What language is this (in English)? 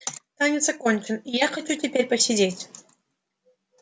Russian